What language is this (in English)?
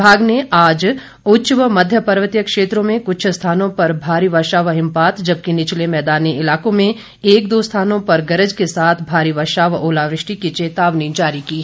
Hindi